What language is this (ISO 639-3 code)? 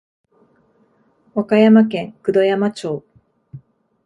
jpn